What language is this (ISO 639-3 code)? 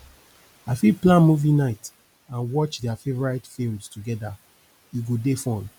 pcm